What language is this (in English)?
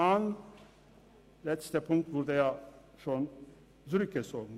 Swiss German